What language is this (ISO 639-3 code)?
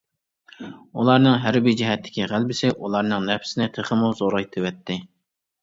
uig